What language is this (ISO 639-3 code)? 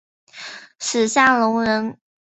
zho